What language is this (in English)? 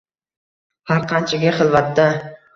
Uzbek